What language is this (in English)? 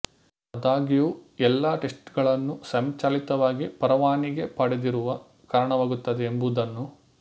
Kannada